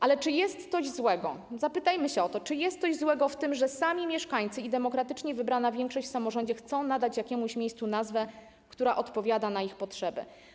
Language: Polish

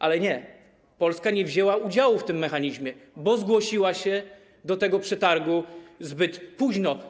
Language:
Polish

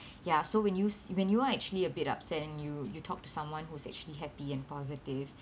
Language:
English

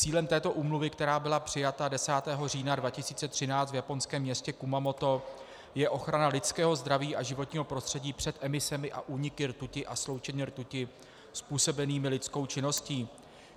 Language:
Czech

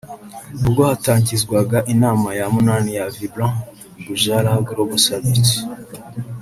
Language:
Kinyarwanda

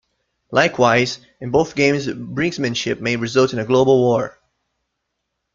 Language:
English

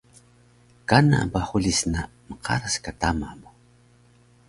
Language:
Taroko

